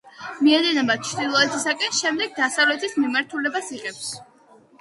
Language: Georgian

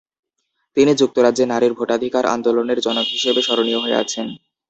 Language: Bangla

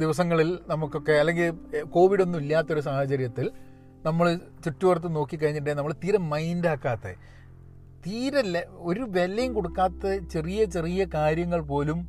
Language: Malayalam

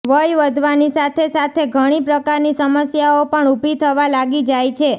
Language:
Gujarati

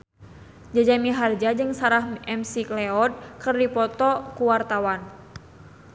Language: Sundanese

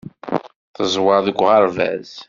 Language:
Kabyle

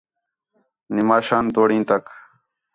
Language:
Khetrani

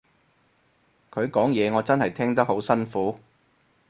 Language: Cantonese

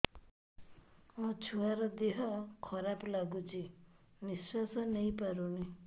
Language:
Odia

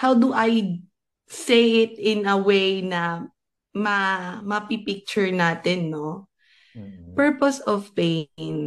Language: Filipino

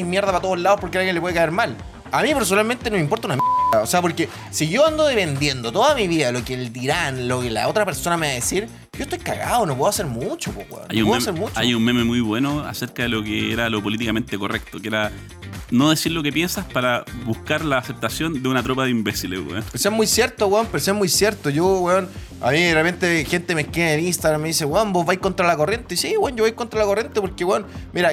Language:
Spanish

